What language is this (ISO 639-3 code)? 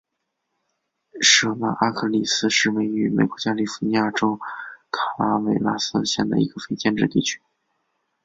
zho